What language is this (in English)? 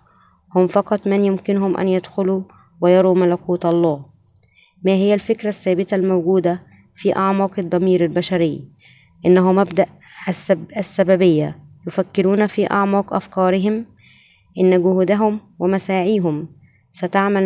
Arabic